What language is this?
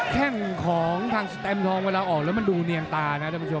Thai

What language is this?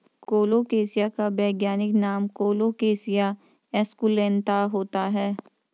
Hindi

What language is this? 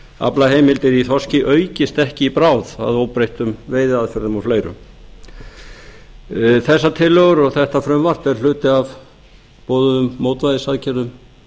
Icelandic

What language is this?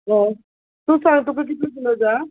Konkani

